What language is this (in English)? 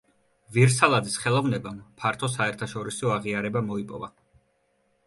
Georgian